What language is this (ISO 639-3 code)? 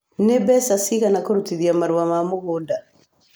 kik